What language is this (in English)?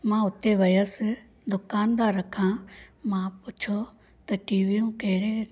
Sindhi